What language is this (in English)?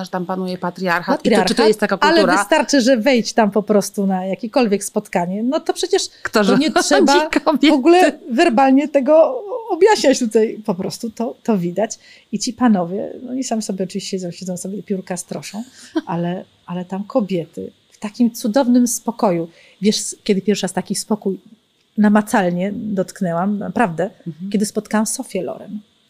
Polish